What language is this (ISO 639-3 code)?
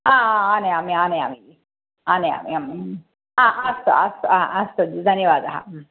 san